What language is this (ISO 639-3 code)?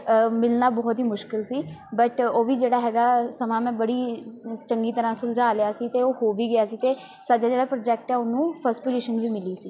pan